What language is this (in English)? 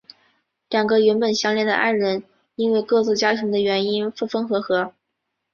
Chinese